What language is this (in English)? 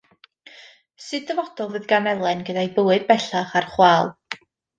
Welsh